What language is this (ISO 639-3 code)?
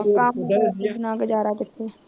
pan